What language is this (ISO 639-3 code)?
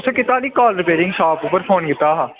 doi